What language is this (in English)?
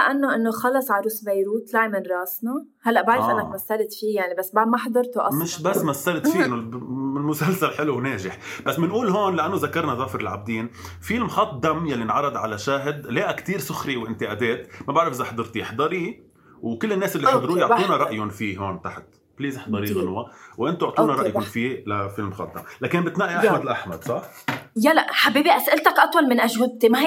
Arabic